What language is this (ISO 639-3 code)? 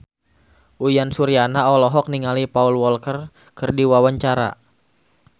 sun